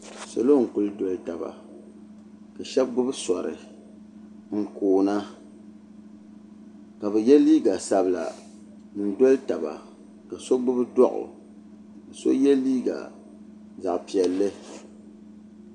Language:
Dagbani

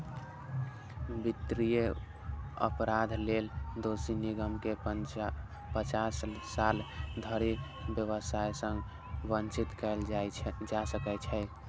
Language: Maithili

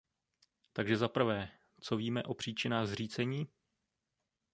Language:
Czech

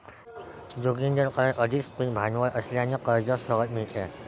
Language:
Marathi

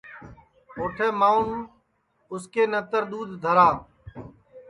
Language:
Sansi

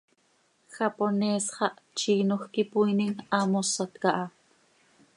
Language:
Seri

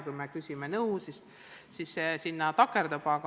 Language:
Estonian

